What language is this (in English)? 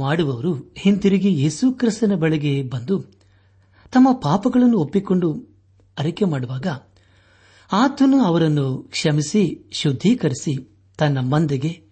Kannada